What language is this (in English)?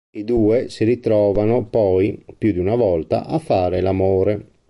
Italian